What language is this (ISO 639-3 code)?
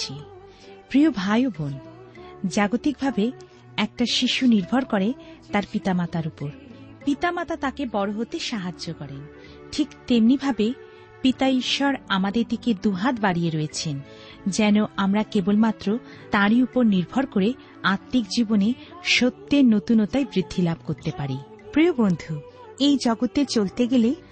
ben